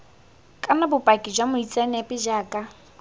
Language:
Tswana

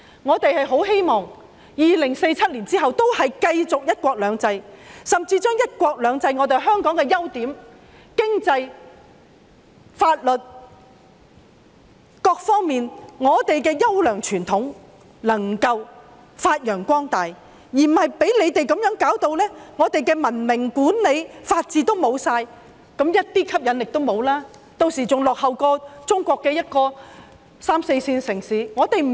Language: Cantonese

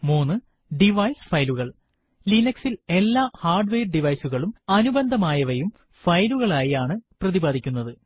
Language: Malayalam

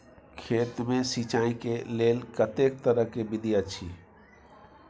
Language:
Maithili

